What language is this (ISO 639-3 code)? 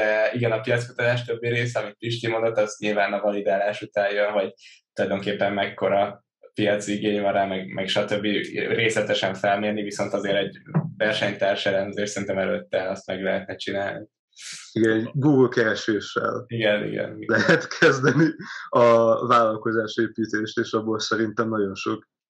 hun